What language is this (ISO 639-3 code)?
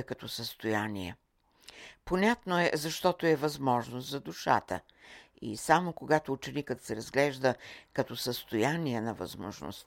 bul